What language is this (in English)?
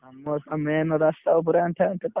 Odia